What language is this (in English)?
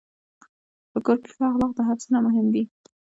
Pashto